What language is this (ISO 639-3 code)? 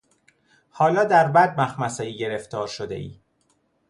fas